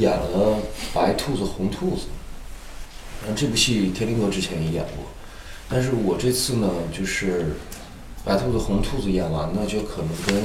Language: Chinese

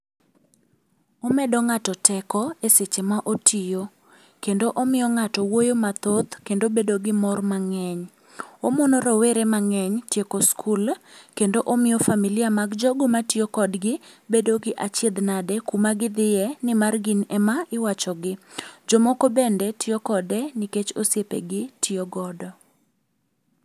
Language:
Luo (Kenya and Tanzania)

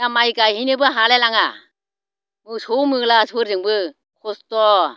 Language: Bodo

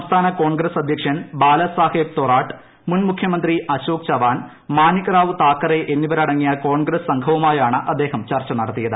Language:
Malayalam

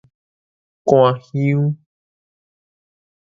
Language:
Min Nan Chinese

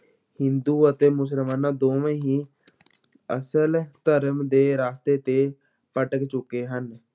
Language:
Punjabi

